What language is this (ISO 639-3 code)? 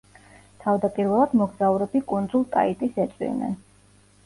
kat